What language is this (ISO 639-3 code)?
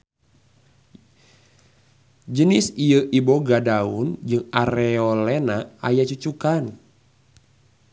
sun